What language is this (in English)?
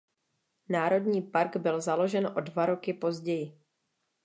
Czech